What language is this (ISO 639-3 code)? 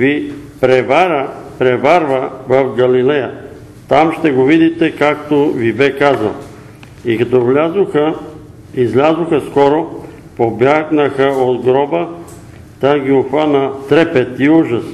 bul